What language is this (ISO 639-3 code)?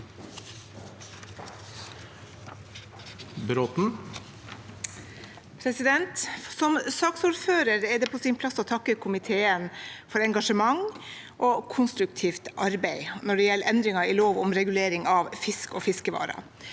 nor